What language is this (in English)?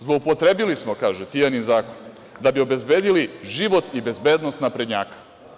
Serbian